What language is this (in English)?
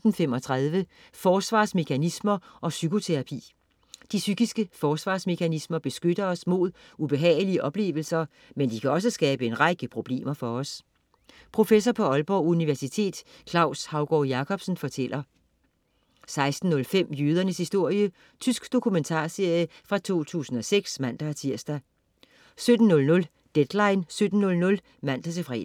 Danish